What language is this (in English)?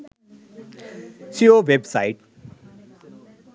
Sinhala